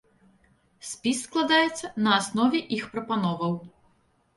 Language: Belarusian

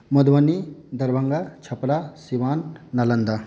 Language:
Maithili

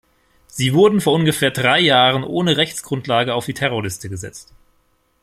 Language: German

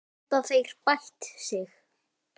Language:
Icelandic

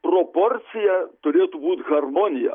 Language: Lithuanian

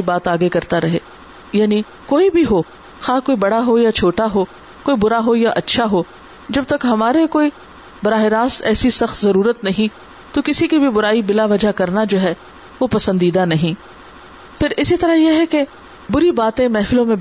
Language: Urdu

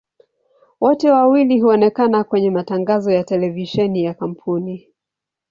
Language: Swahili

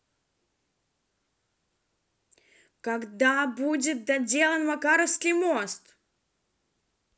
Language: Russian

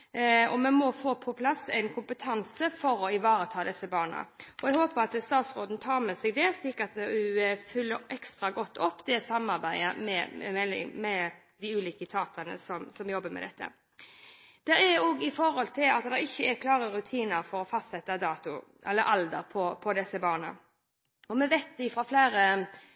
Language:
Norwegian Bokmål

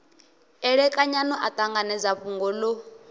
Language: Venda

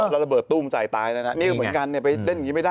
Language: Thai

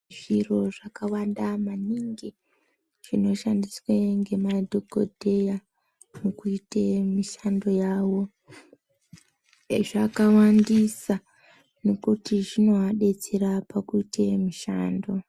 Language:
Ndau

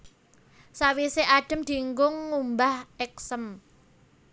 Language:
Javanese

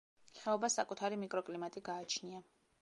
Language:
Georgian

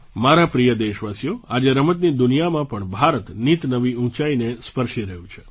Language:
Gujarati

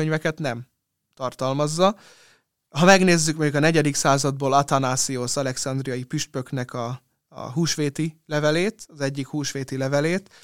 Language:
Hungarian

